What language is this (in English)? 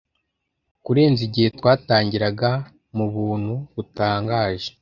Kinyarwanda